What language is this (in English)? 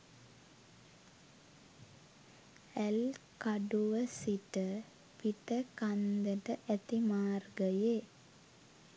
Sinhala